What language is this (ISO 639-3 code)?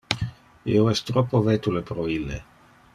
ina